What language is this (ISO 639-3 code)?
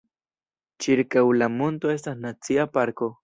epo